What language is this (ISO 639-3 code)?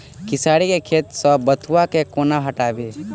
mai